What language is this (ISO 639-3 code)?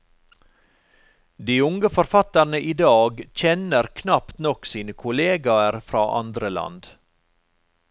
nor